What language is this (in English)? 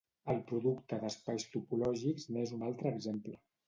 Catalan